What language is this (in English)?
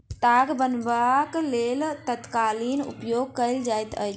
Maithili